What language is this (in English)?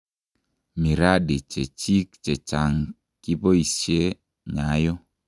Kalenjin